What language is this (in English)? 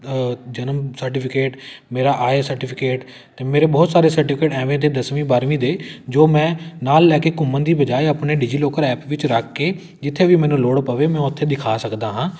Punjabi